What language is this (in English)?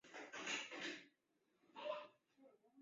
Chinese